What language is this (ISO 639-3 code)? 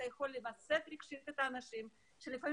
heb